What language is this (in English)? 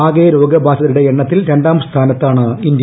Malayalam